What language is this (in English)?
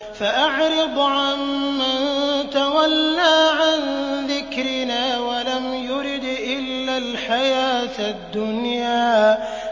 Arabic